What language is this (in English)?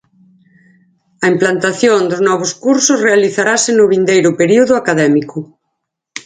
Galician